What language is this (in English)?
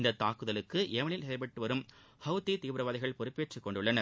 Tamil